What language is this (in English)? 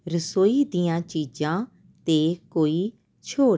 Punjabi